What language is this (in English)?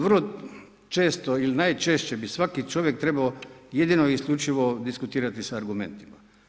Croatian